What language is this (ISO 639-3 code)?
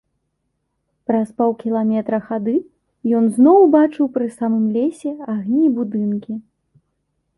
bel